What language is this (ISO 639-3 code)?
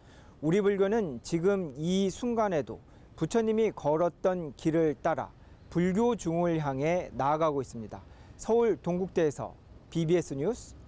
kor